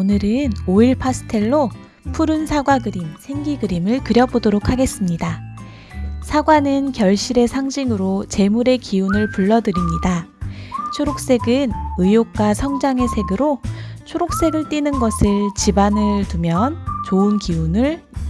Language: Korean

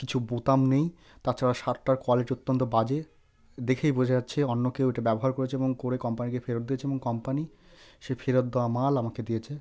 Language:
Bangla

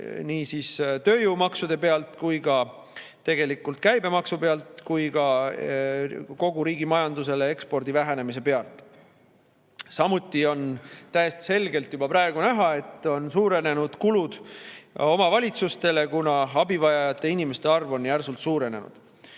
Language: Estonian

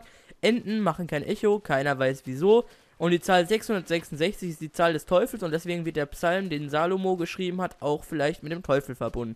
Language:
German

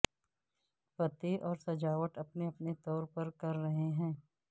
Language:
Urdu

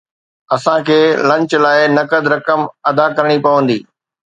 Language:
Sindhi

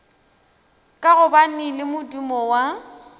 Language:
Northern Sotho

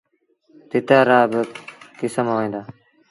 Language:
Sindhi Bhil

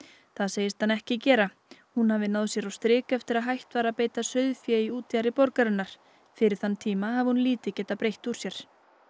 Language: Icelandic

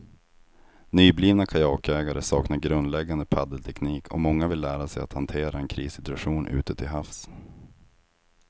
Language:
Swedish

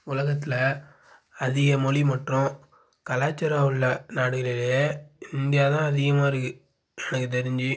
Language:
Tamil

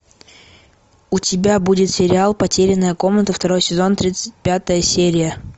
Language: Russian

